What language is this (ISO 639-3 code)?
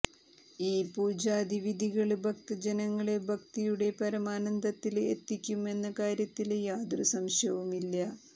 mal